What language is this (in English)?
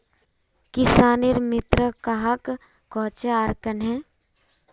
Magahi